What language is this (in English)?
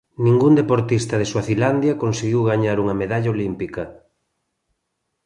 Galician